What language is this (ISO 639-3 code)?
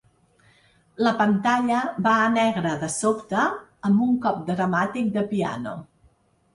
cat